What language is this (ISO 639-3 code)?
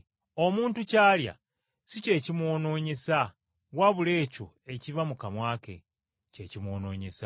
lug